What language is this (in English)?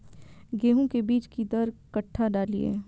Maithili